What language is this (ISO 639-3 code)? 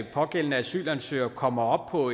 dan